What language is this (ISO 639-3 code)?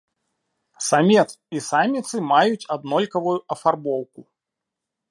bel